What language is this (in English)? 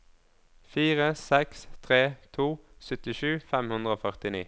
Norwegian